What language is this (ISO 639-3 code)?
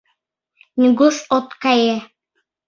chm